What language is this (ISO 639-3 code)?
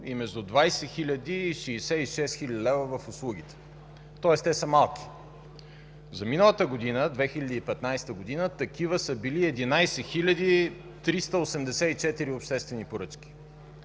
bul